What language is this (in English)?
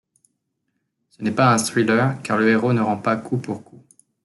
French